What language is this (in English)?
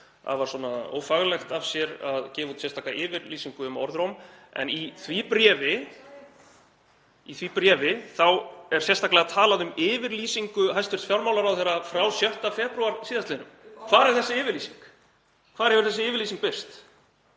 Icelandic